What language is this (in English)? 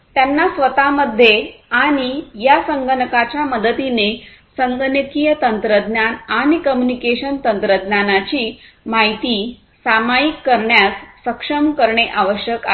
Marathi